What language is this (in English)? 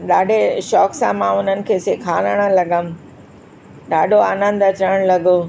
Sindhi